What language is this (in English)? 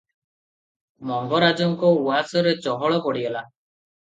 Odia